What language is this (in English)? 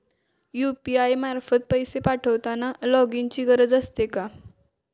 Marathi